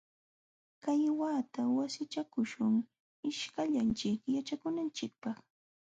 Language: Jauja Wanca Quechua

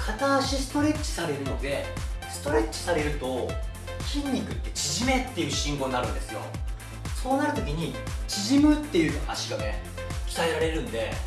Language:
Japanese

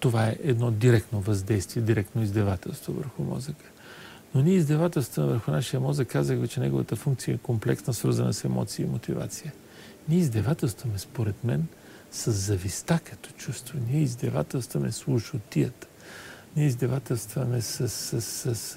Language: Bulgarian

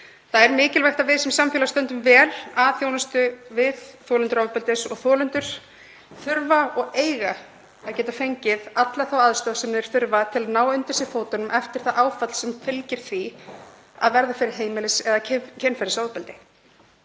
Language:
Icelandic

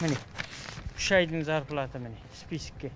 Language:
Kazakh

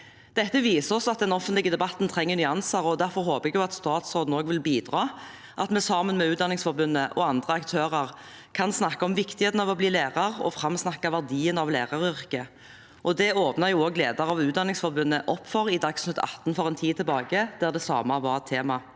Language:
Norwegian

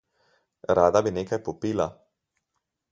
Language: Slovenian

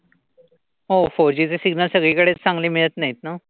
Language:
Marathi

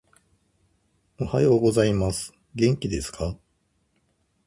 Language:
Japanese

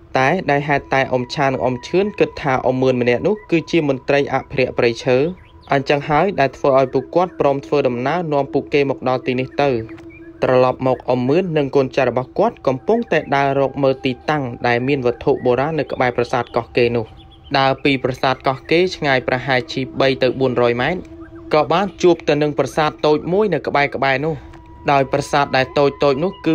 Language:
Thai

